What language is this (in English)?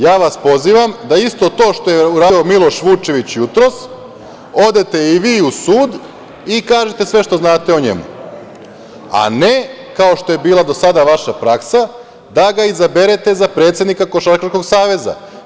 Serbian